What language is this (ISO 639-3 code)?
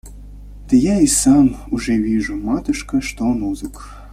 rus